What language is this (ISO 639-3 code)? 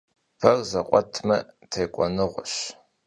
kbd